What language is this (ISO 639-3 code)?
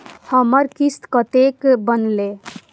mai